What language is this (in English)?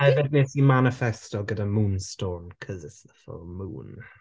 Welsh